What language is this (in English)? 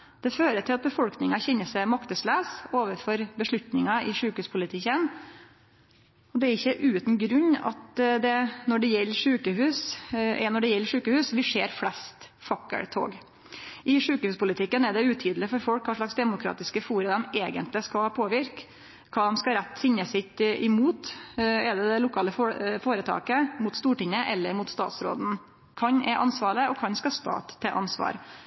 Norwegian Nynorsk